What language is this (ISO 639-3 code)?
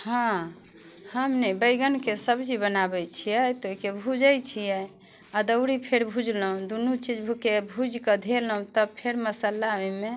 mai